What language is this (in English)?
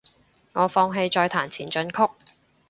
Cantonese